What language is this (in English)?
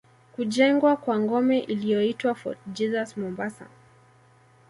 Swahili